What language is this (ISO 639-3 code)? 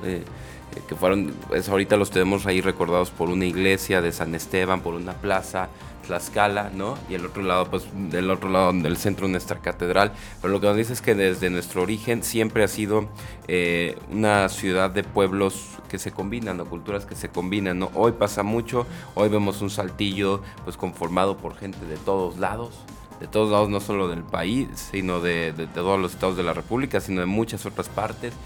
spa